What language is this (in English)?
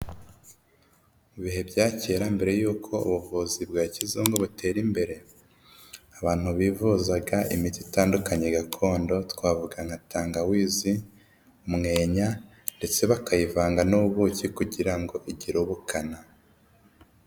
Kinyarwanda